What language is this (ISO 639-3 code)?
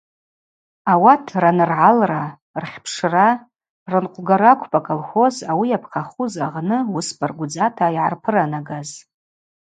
abq